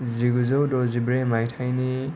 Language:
Bodo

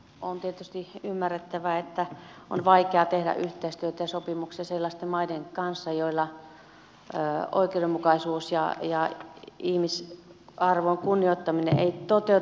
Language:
Finnish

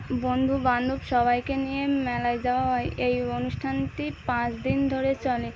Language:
Bangla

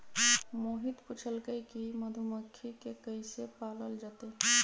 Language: Magahi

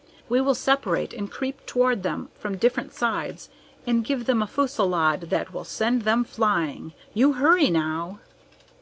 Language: English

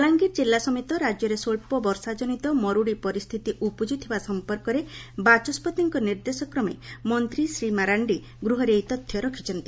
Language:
Odia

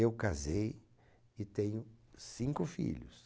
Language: Portuguese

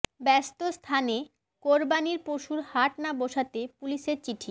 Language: Bangla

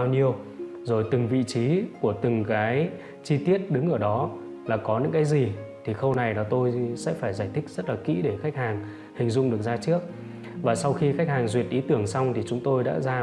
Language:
Vietnamese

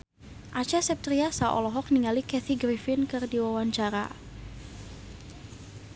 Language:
Sundanese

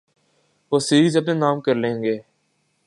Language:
Urdu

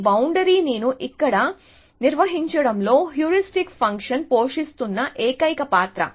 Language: Telugu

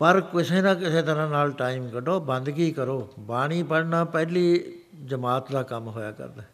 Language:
Punjabi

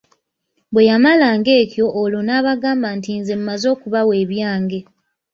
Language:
Ganda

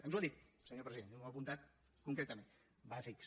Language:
Catalan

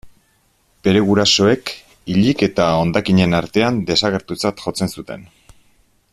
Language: Basque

